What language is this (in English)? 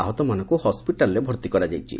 Odia